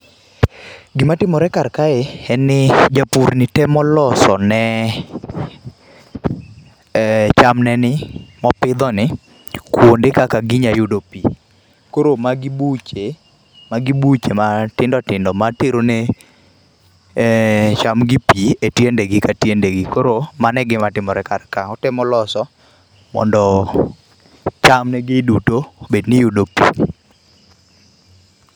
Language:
Luo (Kenya and Tanzania)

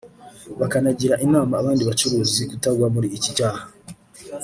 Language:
Kinyarwanda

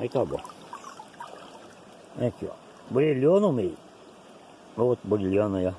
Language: Portuguese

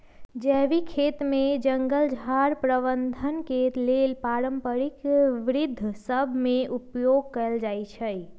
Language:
Magahi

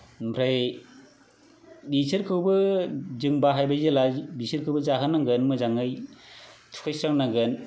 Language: Bodo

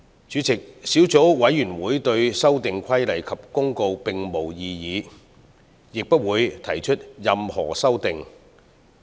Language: Cantonese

